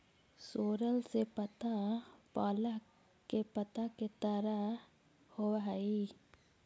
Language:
Magahi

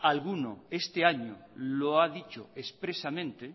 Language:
Spanish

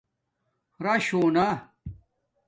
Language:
Domaaki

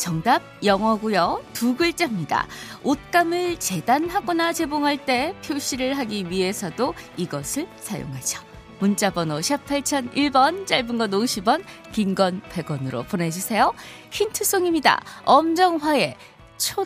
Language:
Korean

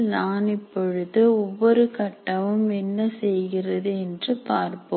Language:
Tamil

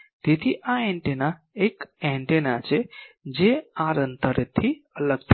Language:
Gujarati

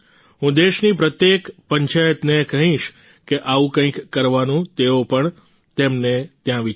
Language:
Gujarati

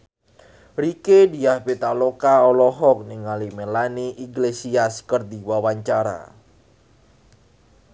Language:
Sundanese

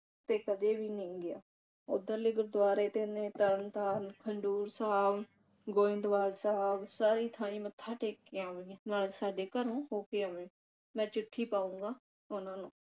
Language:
Punjabi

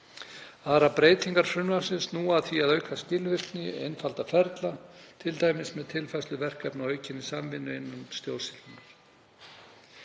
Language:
Icelandic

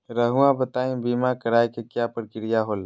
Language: Magahi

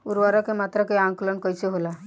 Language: Bhojpuri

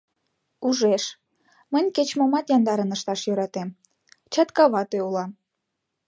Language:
Mari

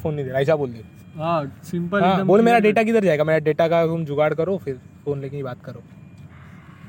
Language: Hindi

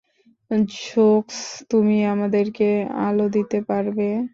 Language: Bangla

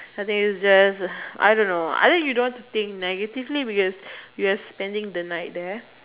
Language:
English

